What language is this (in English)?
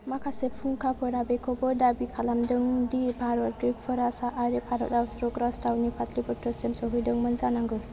Bodo